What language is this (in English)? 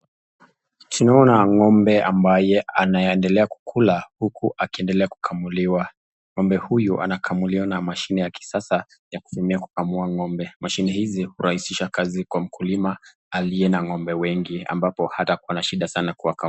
Swahili